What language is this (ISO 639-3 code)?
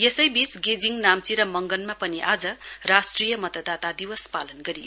nep